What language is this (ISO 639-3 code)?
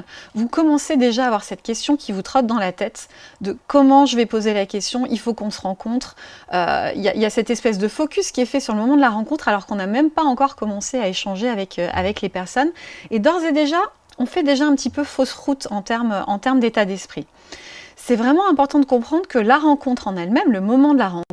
fra